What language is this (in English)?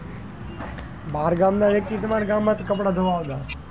Gujarati